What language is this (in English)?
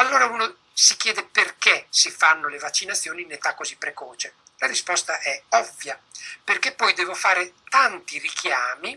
Italian